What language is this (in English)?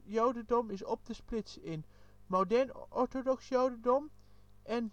Dutch